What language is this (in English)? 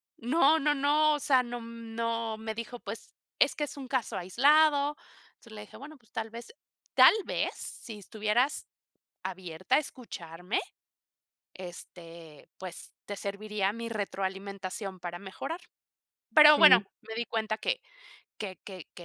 Spanish